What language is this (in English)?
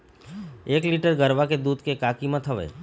Chhattisgarhi